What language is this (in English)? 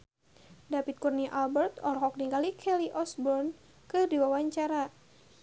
Sundanese